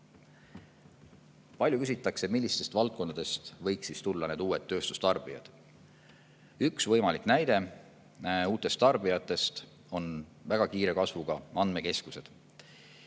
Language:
Estonian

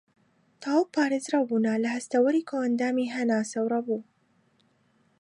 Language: Central Kurdish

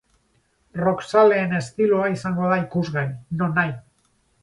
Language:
Basque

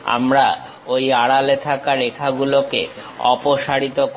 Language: Bangla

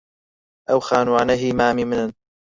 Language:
Central Kurdish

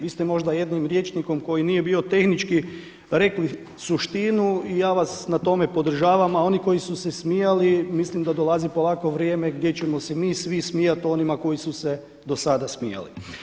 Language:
Croatian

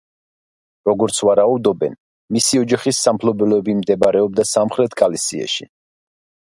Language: Georgian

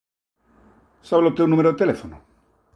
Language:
Galician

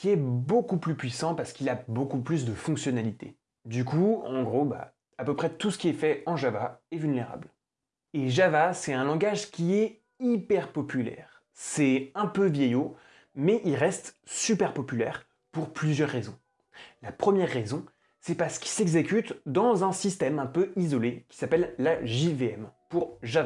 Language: French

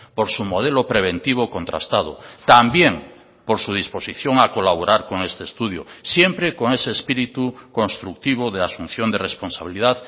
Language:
Spanish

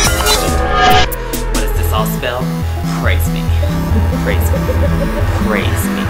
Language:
English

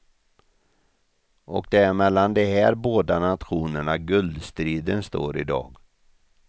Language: Swedish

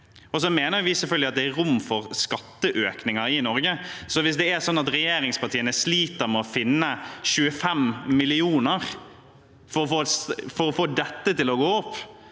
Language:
Norwegian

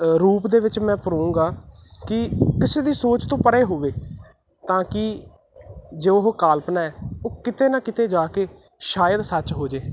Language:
Punjabi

